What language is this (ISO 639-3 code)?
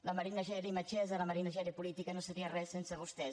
cat